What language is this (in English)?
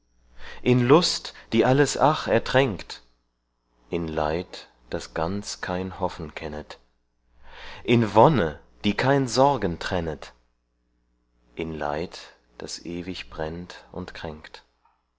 German